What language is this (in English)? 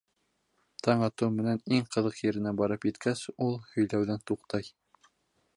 Bashkir